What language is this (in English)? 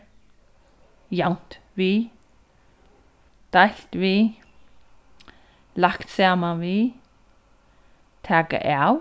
Faroese